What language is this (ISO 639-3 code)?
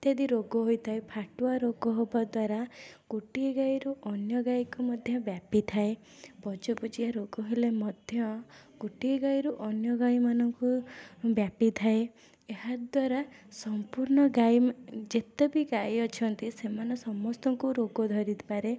ori